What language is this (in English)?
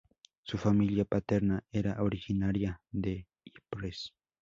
Spanish